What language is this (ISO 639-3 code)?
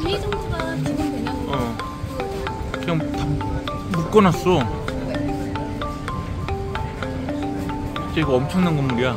kor